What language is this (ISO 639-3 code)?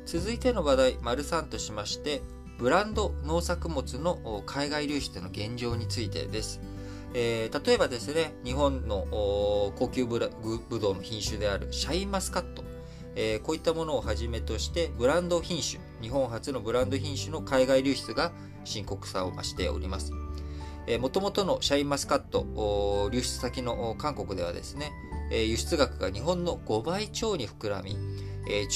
jpn